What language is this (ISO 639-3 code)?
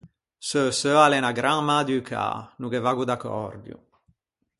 lij